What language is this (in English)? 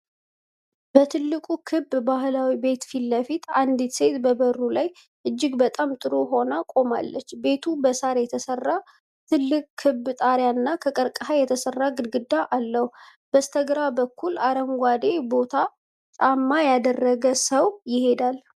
Amharic